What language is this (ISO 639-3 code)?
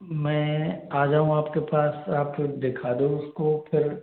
hin